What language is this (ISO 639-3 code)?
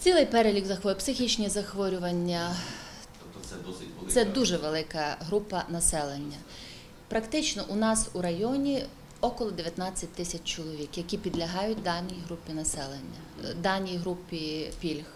ukr